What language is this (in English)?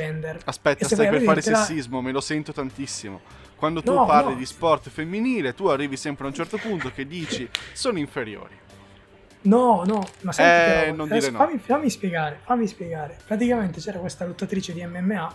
Italian